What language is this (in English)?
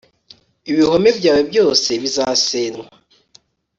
Kinyarwanda